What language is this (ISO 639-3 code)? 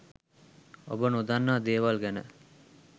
sin